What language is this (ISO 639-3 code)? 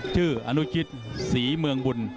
tha